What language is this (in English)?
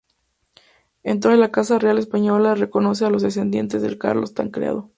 Spanish